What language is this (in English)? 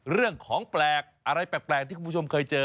Thai